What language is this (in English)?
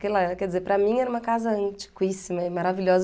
Portuguese